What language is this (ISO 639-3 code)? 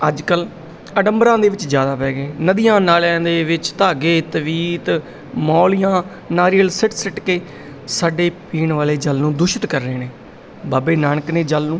pan